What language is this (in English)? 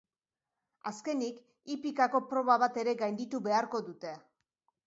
Basque